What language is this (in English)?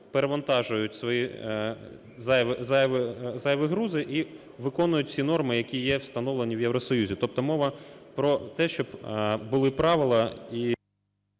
Ukrainian